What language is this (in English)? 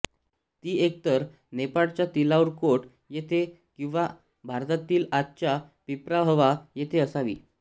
Marathi